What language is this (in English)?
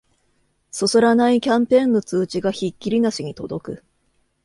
Japanese